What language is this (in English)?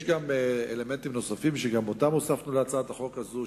Hebrew